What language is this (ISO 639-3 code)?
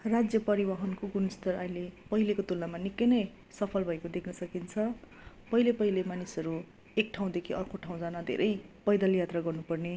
nep